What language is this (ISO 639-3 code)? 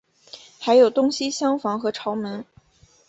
zho